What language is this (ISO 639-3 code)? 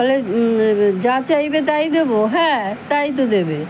ben